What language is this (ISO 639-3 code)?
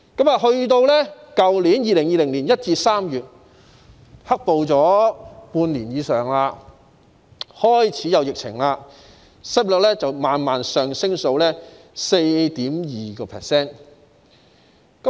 yue